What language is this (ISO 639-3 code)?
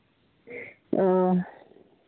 sat